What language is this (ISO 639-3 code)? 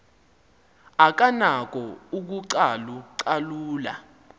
xho